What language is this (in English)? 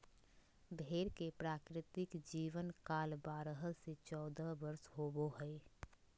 Magahi